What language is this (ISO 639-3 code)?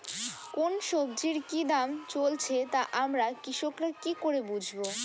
ben